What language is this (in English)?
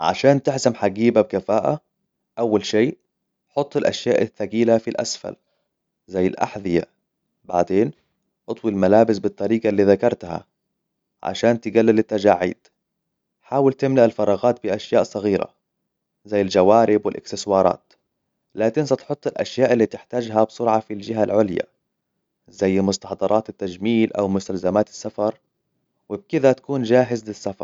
Hijazi Arabic